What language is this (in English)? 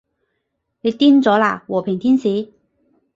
Cantonese